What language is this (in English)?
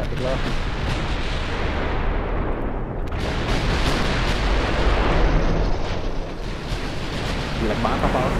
Indonesian